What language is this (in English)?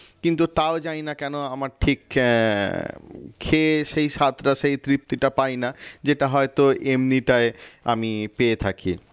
Bangla